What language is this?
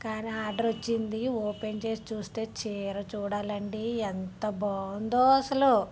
Telugu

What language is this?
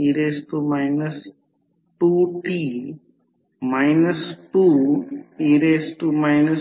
Marathi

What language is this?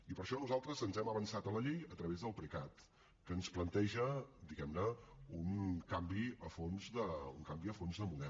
Catalan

